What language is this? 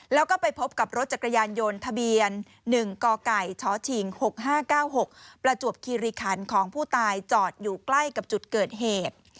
Thai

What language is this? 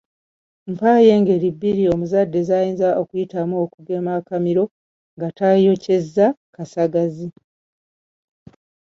Ganda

